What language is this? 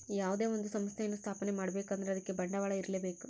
Kannada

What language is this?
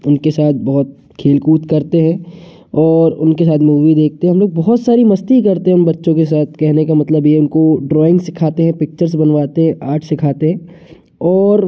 Hindi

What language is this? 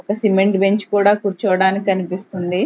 Telugu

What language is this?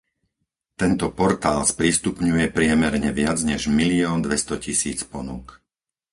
Slovak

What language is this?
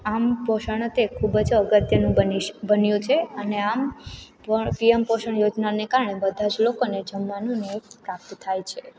Gujarati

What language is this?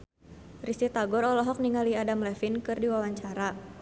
Sundanese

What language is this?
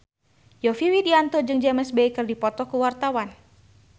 Sundanese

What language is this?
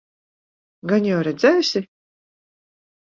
Latvian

